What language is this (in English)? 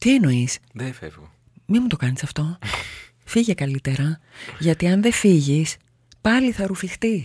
Greek